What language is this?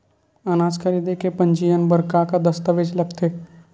Chhattisgarhi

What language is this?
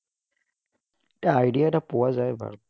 Assamese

